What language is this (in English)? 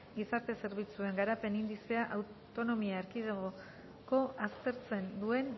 Basque